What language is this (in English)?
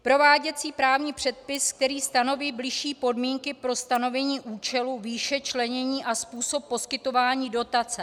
Czech